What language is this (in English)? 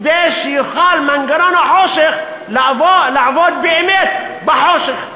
Hebrew